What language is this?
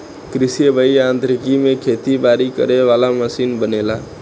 Bhojpuri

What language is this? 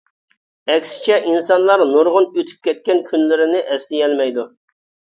Uyghur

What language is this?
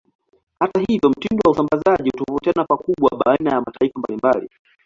Swahili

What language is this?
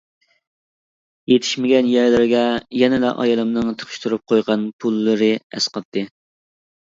Uyghur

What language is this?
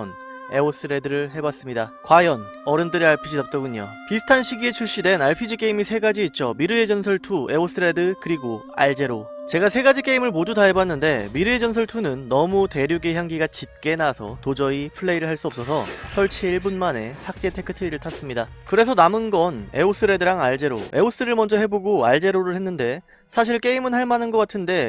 Korean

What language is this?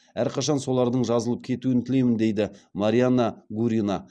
Kazakh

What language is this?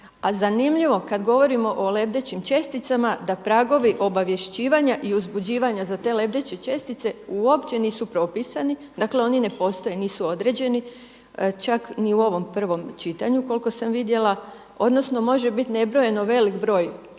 Croatian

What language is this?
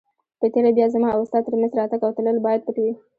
Pashto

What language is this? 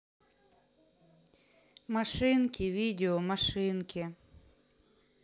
Russian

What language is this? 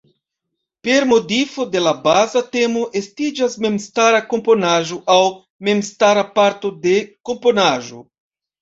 Esperanto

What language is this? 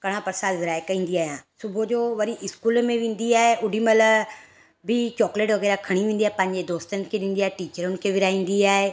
Sindhi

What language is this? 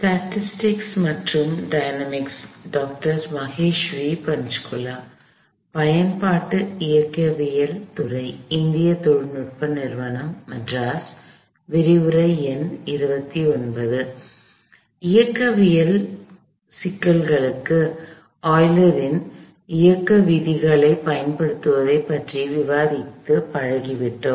Tamil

